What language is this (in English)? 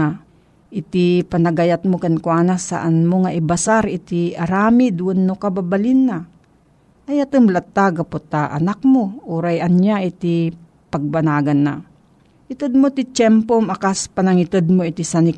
Filipino